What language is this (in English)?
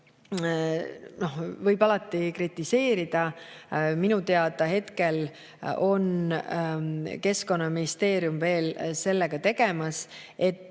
Estonian